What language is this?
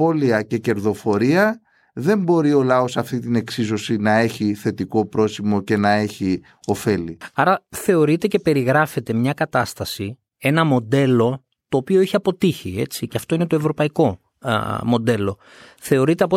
Greek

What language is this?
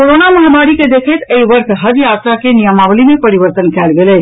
Maithili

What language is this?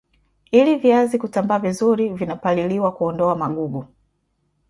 Swahili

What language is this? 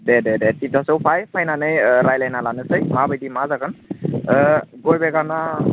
Bodo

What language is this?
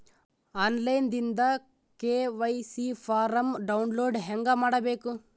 Kannada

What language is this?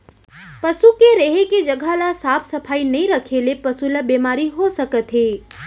Chhattisgarhi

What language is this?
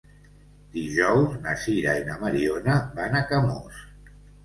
Catalan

